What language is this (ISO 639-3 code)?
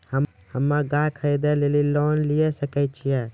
mai